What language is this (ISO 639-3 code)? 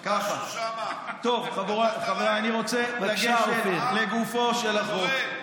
heb